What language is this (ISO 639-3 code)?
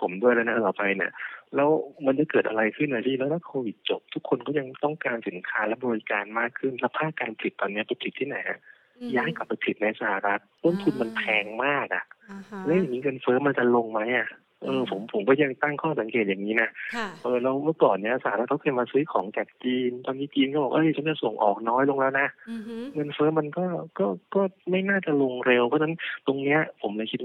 tha